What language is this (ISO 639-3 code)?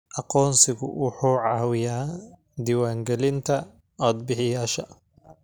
som